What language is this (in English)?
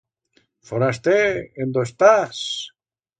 Aragonese